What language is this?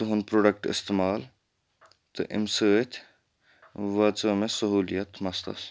Kashmiri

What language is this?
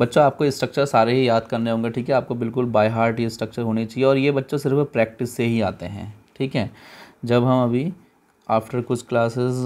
Hindi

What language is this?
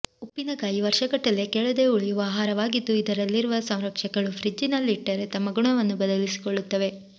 Kannada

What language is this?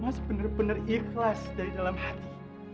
Indonesian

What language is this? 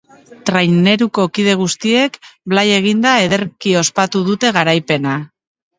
Basque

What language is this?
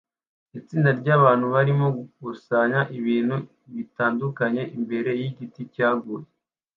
Kinyarwanda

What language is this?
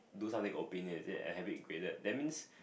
English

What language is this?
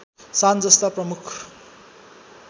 Nepali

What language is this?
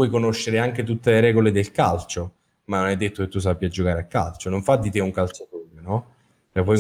Italian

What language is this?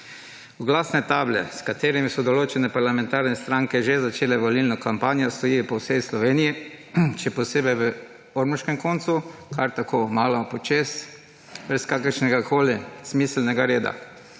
Slovenian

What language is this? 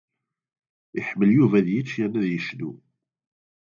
Kabyle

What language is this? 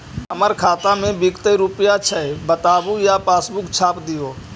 Magahi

